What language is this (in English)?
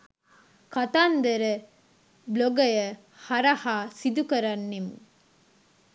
Sinhala